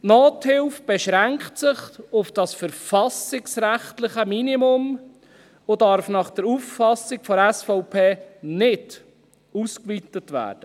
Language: Swiss German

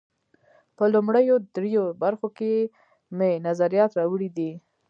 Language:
Pashto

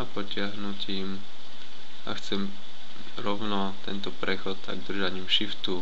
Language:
Slovak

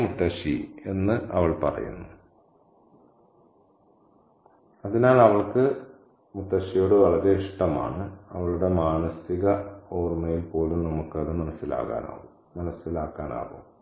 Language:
Malayalam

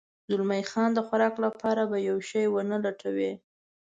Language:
Pashto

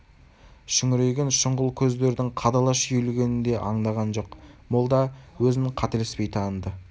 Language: Kazakh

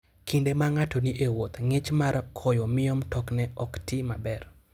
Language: Luo (Kenya and Tanzania)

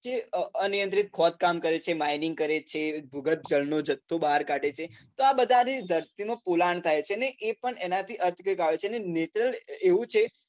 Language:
Gujarati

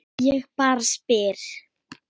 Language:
Icelandic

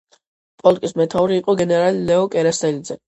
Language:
Georgian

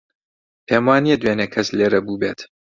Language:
Central Kurdish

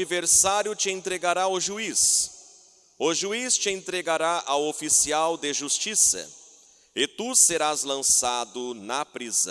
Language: Portuguese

